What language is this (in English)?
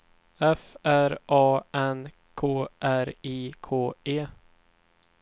Swedish